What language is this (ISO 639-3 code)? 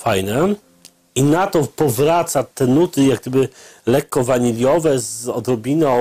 pol